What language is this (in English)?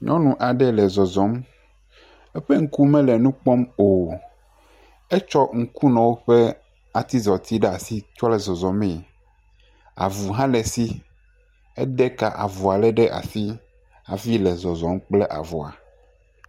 Ewe